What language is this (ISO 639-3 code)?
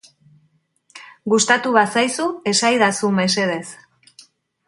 eus